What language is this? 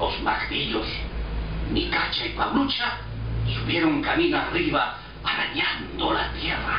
Spanish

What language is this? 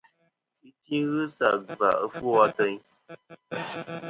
Kom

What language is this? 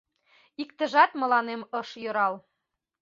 Mari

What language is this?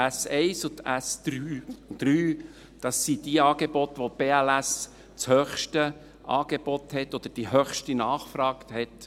Swiss German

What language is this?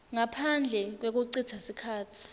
Swati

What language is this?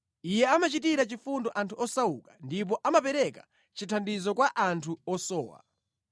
Nyanja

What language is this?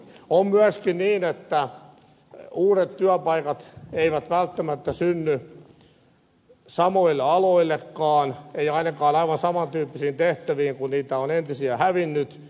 Finnish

